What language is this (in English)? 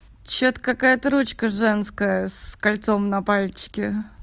Russian